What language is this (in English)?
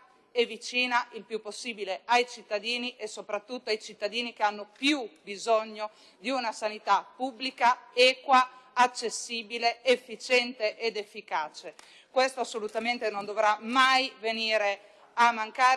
Italian